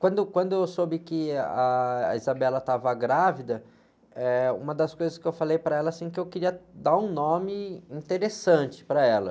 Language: Portuguese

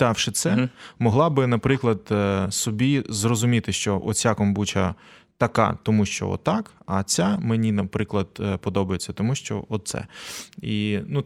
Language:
Ukrainian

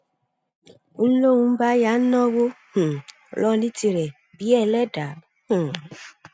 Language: Yoruba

